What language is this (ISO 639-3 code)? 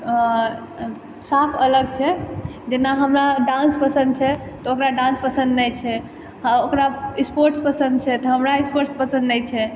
mai